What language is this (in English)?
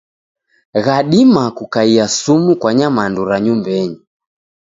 Taita